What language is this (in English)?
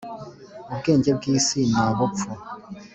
Kinyarwanda